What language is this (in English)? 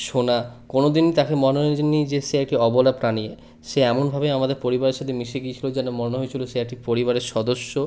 Bangla